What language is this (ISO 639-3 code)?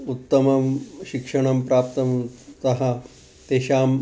san